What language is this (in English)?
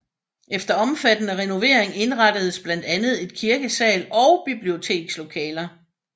Danish